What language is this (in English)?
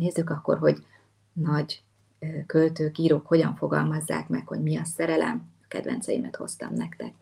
Hungarian